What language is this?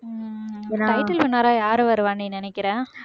Tamil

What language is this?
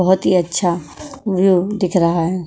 Hindi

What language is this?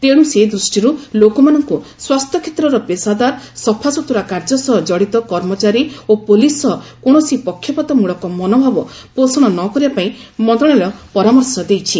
Odia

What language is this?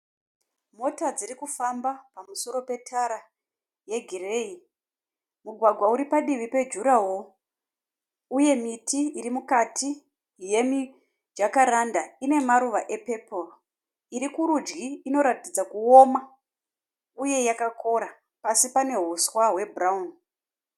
Shona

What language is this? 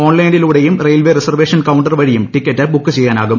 Malayalam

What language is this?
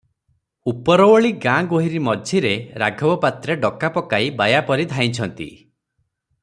Odia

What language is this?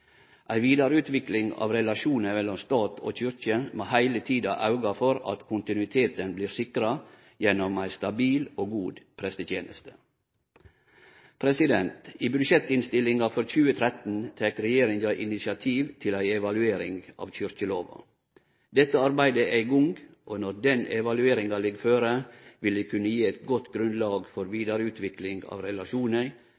Norwegian Nynorsk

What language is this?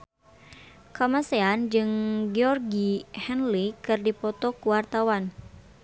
Sundanese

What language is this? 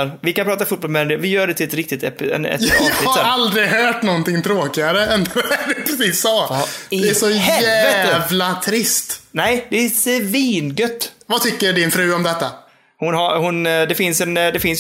Swedish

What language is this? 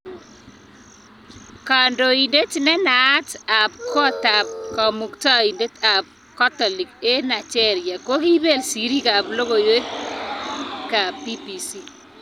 Kalenjin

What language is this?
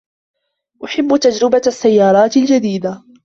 Arabic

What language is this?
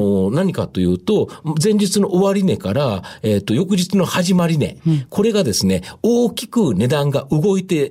Japanese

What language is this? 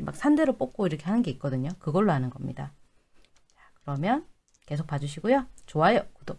Korean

